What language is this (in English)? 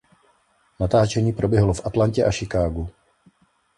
Czech